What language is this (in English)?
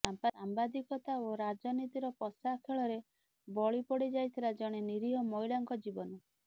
Odia